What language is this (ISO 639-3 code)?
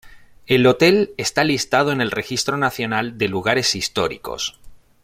spa